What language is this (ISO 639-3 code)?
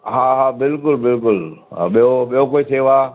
snd